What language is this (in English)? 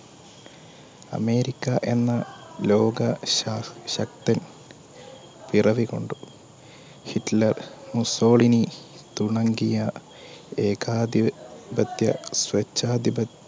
Malayalam